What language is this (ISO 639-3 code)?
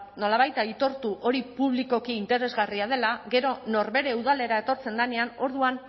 eus